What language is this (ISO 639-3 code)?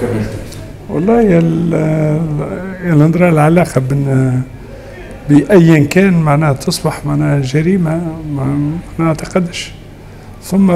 ara